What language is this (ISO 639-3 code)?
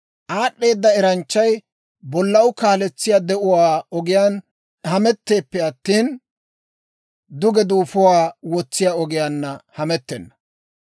dwr